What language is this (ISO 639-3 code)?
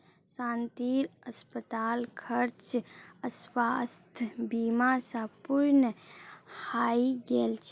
mag